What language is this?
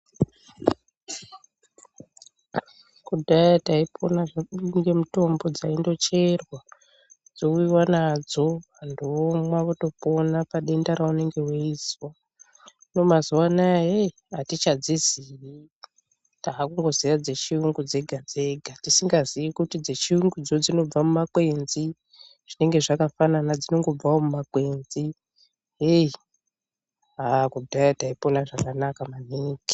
Ndau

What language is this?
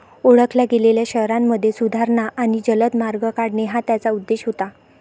Marathi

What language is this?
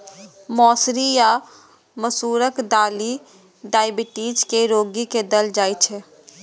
Maithili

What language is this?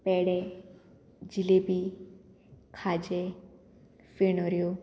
Konkani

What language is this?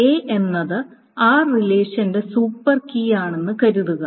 Malayalam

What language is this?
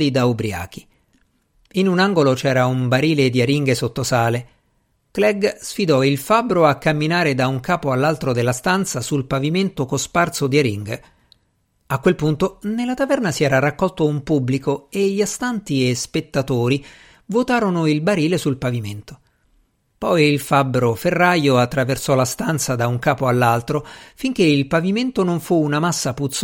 Italian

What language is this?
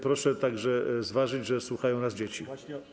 Polish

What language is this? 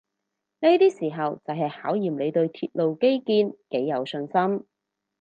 Cantonese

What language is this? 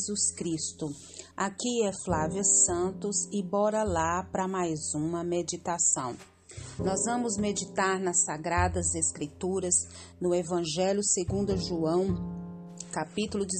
Portuguese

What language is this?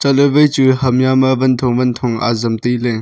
Wancho Naga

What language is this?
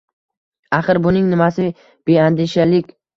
Uzbek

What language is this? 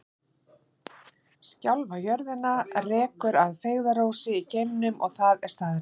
Icelandic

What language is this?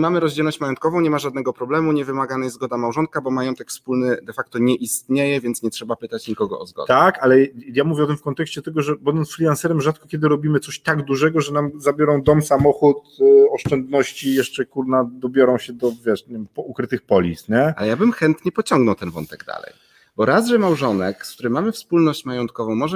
Polish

